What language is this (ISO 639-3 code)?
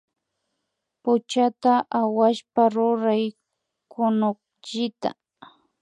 qvi